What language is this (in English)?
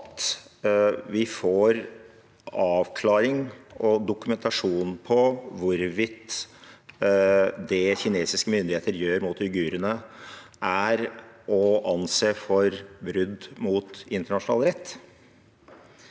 Norwegian